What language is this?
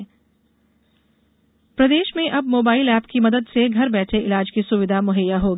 Hindi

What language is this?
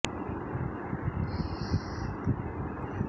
Bangla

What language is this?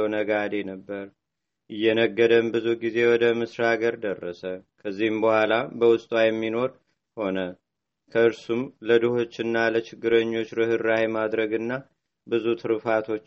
Amharic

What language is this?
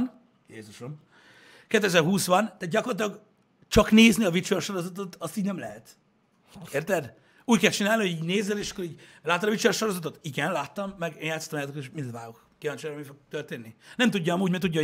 Hungarian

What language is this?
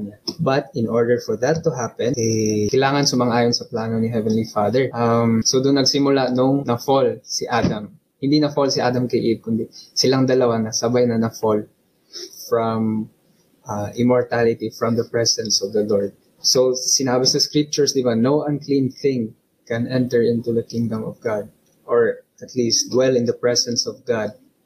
Filipino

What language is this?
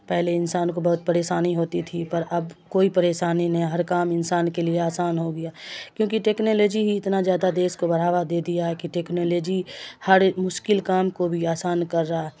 Urdu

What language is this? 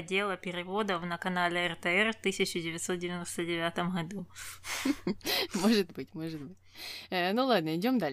Russian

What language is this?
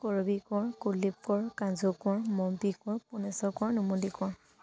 Assamese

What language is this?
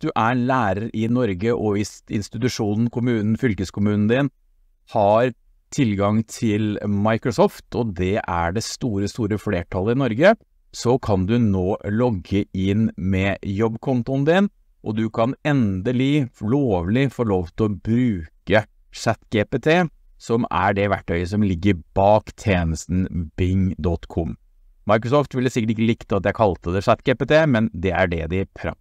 Norwegian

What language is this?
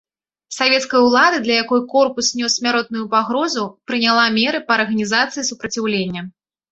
Belarusian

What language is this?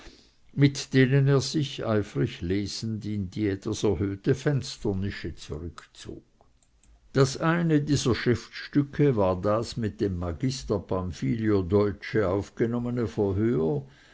German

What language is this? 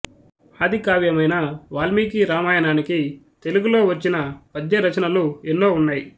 Telugu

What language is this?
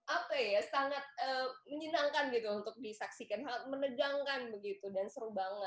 Indonesian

